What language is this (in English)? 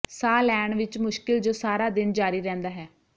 Punjabi